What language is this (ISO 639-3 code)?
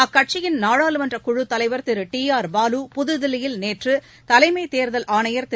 tam